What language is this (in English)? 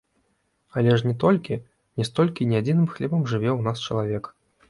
Belarusian